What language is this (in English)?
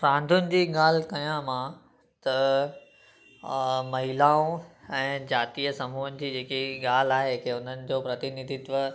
Sindhi